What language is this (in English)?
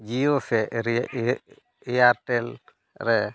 Santali